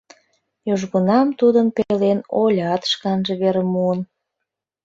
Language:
Mari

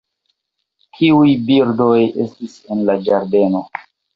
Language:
Esperanto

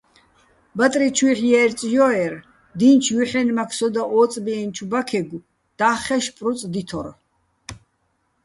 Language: Bats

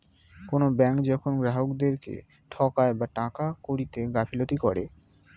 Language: Bangla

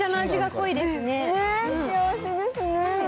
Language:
Japanese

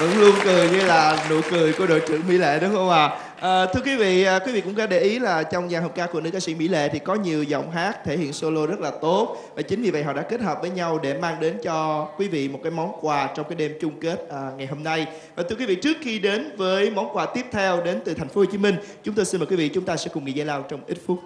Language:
Vietnamese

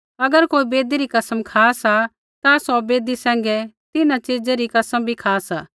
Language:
Kullu Pahari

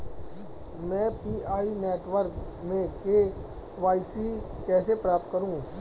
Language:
Hindi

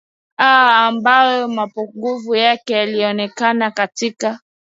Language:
Swahili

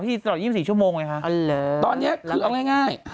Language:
Thai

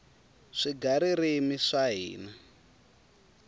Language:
Tsonga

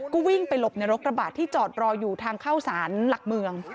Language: Thai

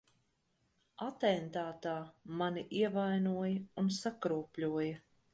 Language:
Latvian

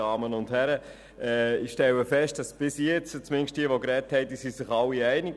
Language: Swiss German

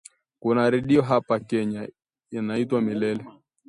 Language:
Swahili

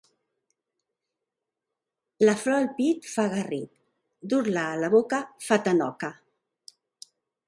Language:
Catalan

